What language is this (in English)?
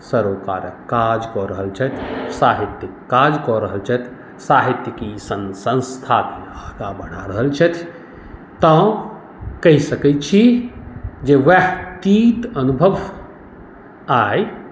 Maithili